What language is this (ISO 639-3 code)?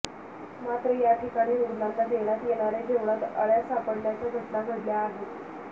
mar